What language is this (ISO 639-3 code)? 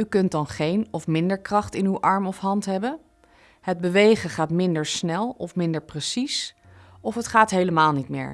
nld